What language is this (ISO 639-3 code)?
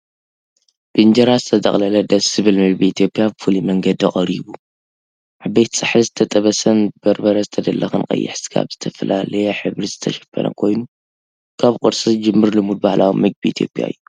tir